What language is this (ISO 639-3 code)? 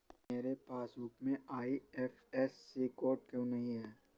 hin